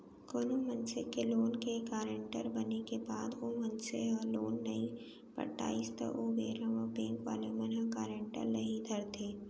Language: Chhattisgarhi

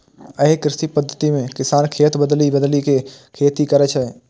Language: Maithili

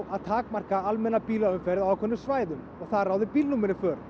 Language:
Icelandic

